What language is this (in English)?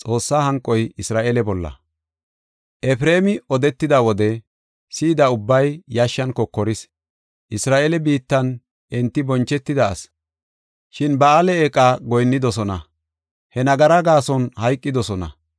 Gofa